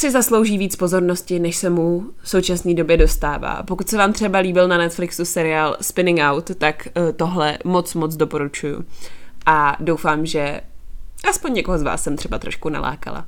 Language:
Czech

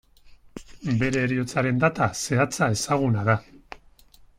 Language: Basque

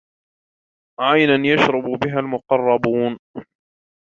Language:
Arabic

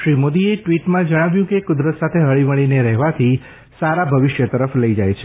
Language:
Gujarati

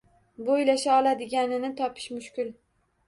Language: Uzbek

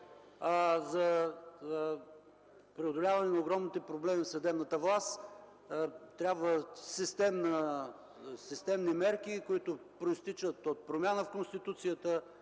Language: Bulgarian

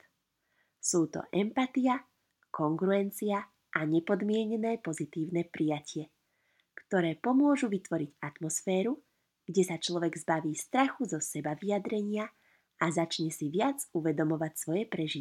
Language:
Slovak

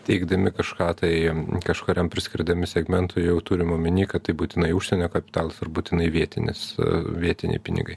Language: Lithuanian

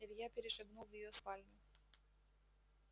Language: Russian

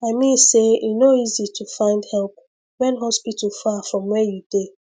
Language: Nigerian Pidgin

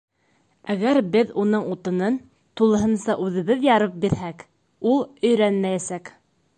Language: Bashkir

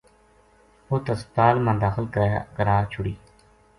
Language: Gujari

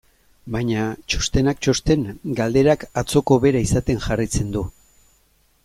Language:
Basque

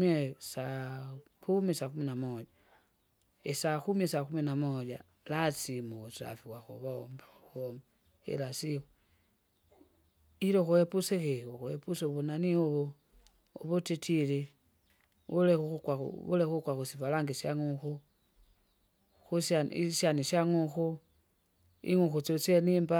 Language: Kinga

